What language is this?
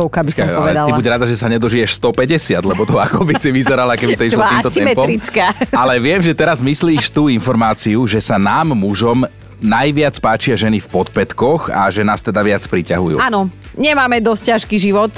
Slovak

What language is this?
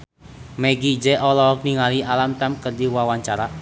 Sundanese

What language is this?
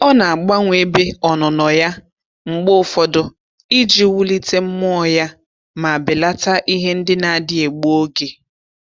Igbo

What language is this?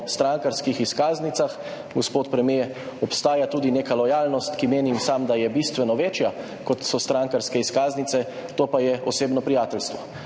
Slovenian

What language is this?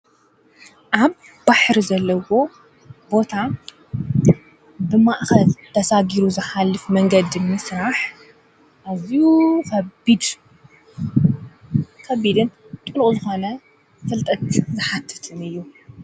Tigrinya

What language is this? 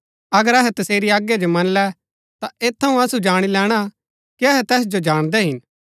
Gaddi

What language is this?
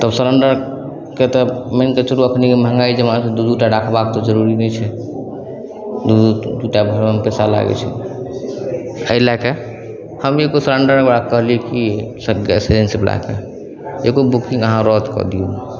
Maithili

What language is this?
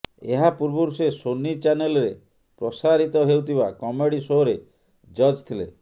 Odia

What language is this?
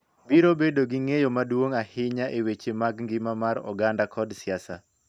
Luo (Kenya and Tanzania)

